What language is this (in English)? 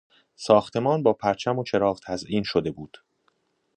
Persian